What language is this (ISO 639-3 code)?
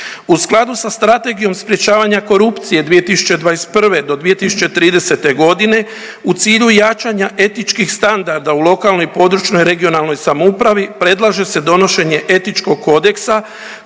hrv